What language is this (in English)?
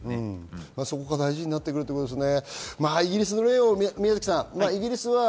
Japanese